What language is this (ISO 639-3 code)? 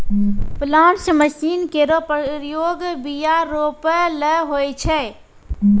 mai